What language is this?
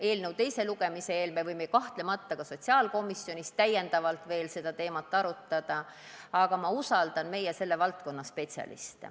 Estonian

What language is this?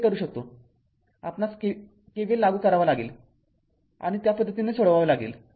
Marathi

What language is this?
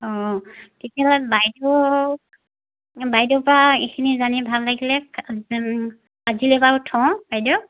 Assamese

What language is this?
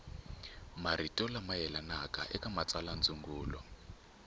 Tsonga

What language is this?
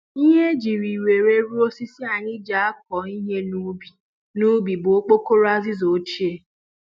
Igbo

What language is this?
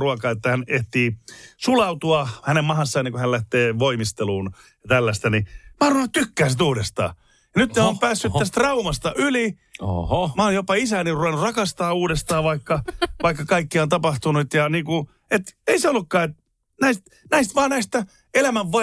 Finnish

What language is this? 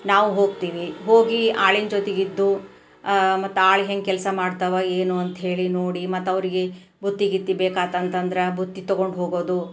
Kannada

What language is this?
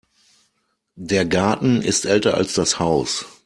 German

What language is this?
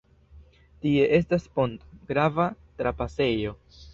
Esperanto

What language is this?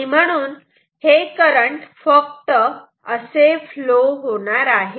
Marathi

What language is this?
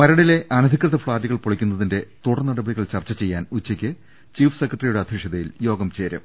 Malayalam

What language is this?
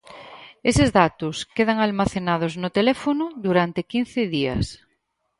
Galician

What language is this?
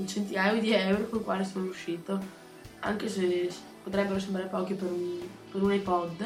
Italian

